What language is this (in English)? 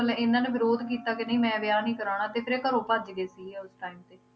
Punjabi